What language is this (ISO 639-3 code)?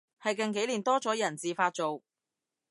yue